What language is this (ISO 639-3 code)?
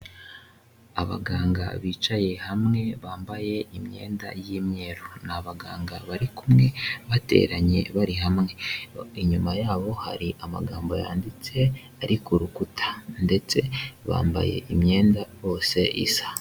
kin